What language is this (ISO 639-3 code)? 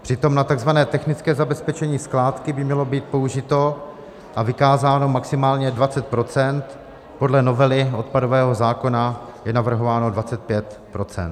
ces